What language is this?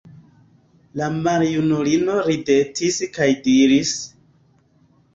Esperanto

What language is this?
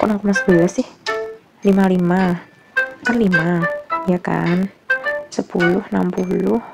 Indonesian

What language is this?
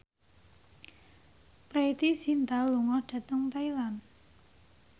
Javanese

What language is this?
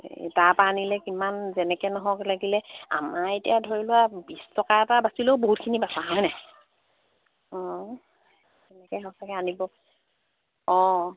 Assamese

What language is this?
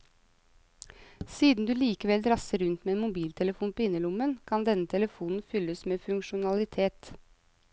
Norwegian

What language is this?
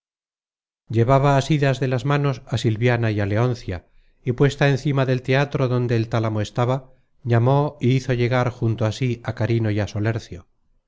Spanish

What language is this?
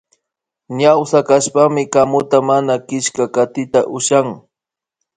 Imbabura Highland Quichua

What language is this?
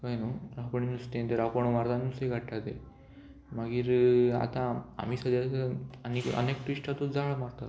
Konkani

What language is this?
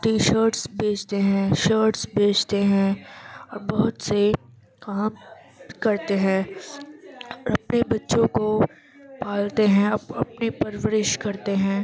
Urdu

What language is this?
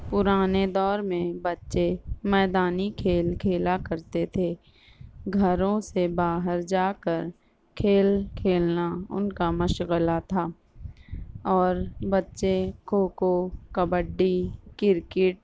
Urdu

